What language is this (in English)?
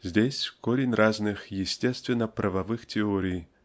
Russian